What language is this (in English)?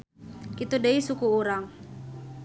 Sundanese